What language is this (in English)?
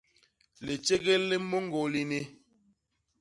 Basaa